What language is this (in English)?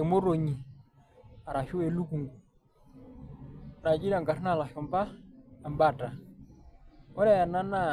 Masai